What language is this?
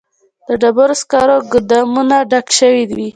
Pashto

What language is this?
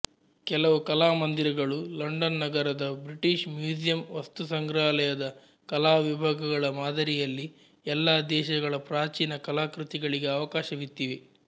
Kannada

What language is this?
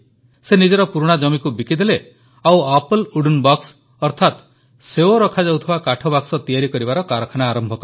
Odia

